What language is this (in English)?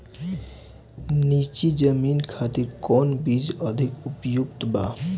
Bhojpuri